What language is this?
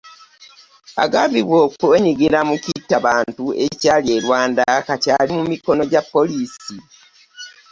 Ganda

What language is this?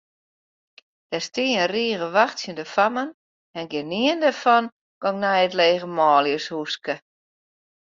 Western Frisian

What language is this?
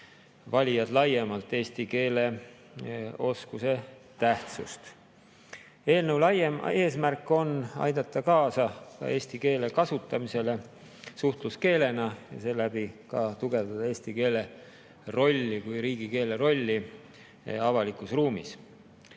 Estonian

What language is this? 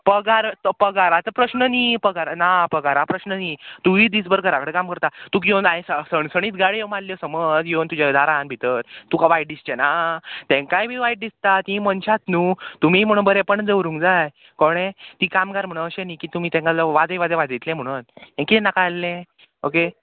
Konkani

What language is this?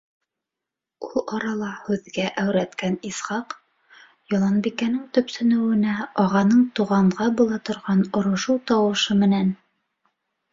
Bashkir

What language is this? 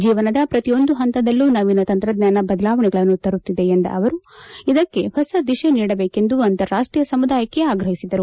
Kannada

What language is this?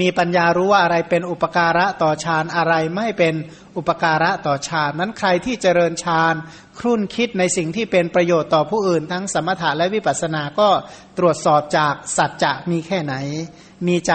Thai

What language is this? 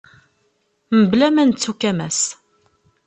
Kabyle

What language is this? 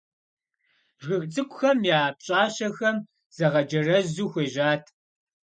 Kabardian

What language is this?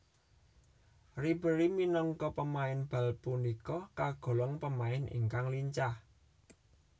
Javanese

